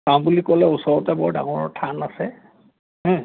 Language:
Assamese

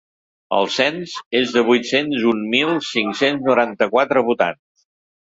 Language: Catalan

